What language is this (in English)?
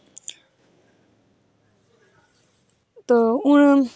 Dogri